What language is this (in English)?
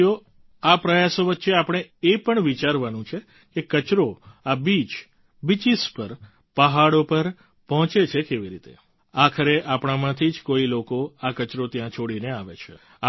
Gujarati